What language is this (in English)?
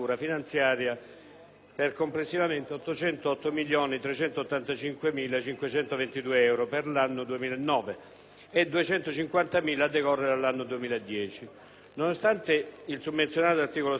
Italian